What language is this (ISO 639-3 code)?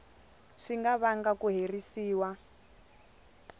tso